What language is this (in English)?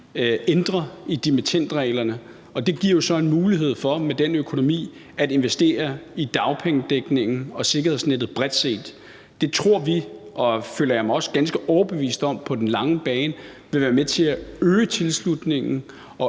Danish